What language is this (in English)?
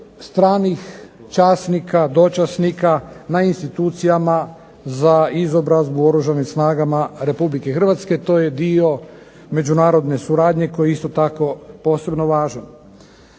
Croatian